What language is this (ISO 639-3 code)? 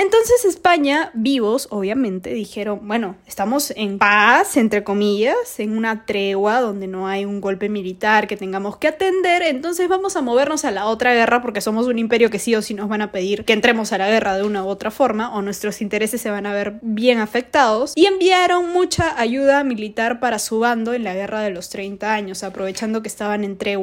spa